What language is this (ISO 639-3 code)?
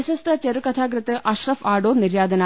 mal